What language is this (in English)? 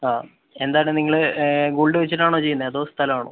Malayalam